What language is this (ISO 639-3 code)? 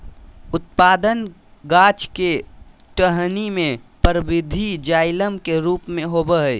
mag